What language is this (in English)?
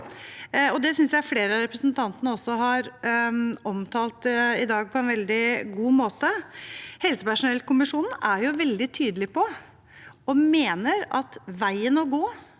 Norwegian